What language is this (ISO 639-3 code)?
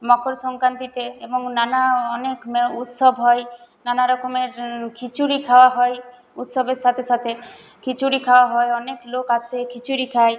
ben